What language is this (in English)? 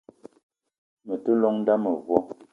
Eton (Cameroon)